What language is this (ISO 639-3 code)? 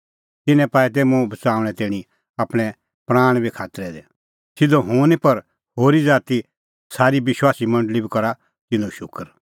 kfx